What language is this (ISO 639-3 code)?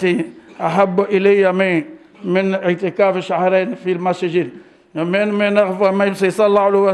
ara